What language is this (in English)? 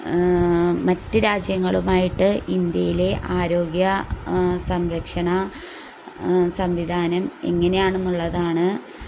Malayalam